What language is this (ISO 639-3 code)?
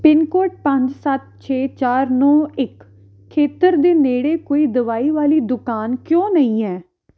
pan